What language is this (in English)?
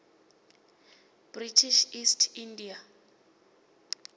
Venda